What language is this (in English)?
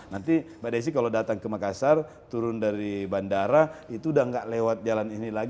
Indonesian